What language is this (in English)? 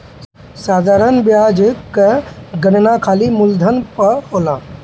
Bhojpuri